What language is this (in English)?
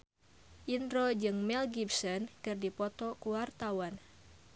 Sundanese